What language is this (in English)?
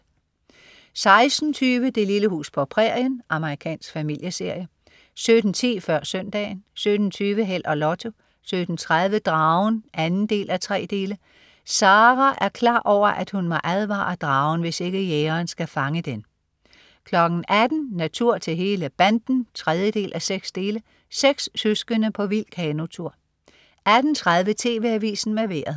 Danish